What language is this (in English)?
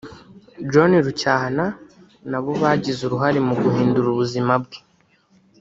Kinyarwanda